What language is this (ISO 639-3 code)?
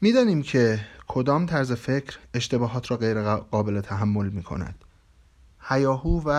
fas